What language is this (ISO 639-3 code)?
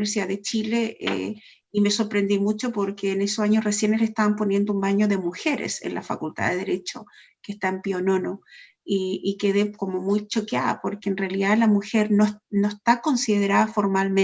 spa